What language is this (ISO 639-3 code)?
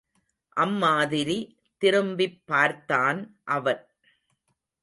tam